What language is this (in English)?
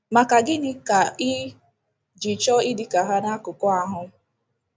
Igbo